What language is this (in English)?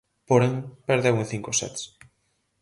Galician